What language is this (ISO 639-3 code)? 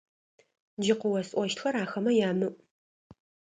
ady